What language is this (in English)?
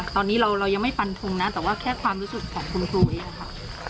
Thai